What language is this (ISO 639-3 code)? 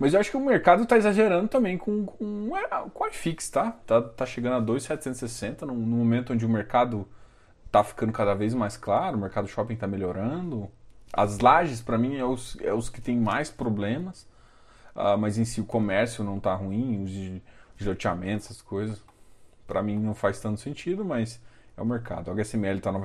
por